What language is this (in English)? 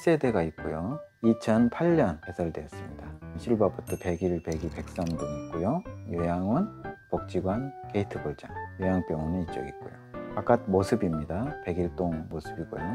Korean